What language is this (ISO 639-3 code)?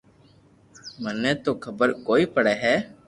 lrk